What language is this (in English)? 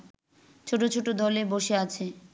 Bangla